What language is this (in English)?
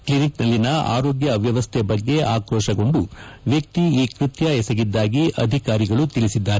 Kannada